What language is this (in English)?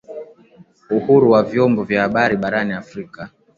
Swahili